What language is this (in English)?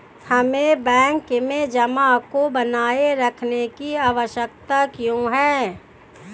Hindi